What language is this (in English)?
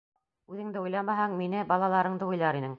Bashkir